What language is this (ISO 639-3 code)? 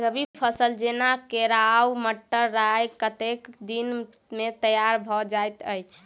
mai